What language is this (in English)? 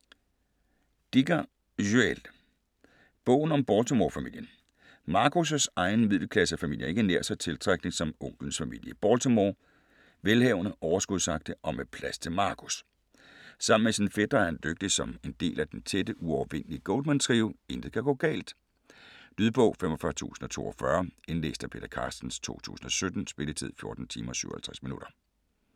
Danish